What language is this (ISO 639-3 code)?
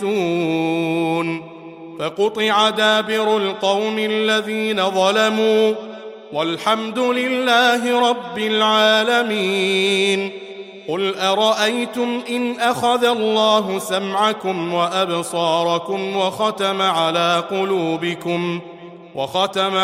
ara